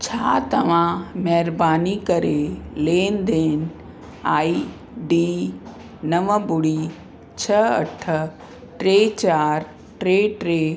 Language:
Sindhi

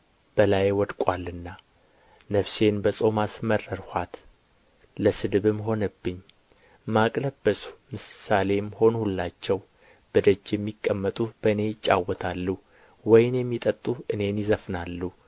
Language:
Amharic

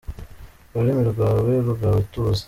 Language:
Kinyarwanda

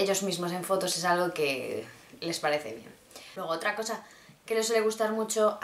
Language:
Spanish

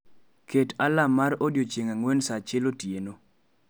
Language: Luo (Kenya and Tanzania)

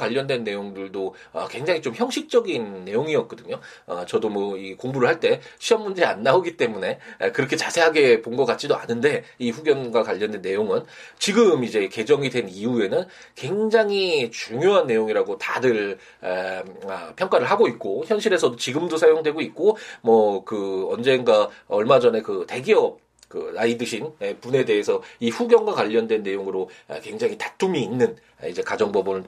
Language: Korean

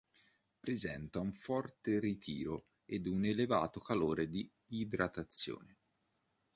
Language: Italian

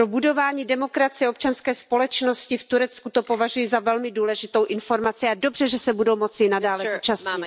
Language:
Czech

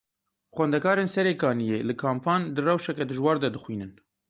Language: Kurdish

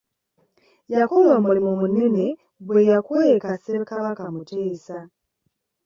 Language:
Ganda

